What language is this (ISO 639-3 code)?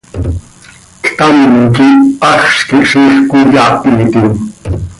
sei